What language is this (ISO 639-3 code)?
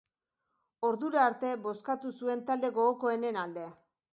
eus